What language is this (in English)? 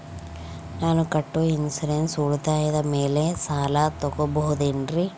Kannada